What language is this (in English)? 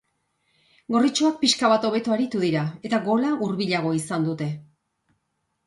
Basque